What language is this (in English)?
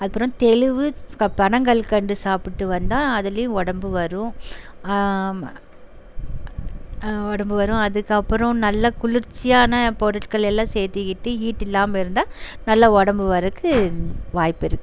Tamil